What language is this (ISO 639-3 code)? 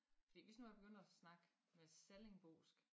dan